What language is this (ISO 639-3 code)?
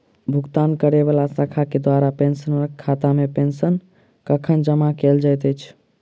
mai